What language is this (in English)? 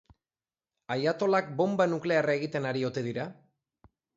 Basque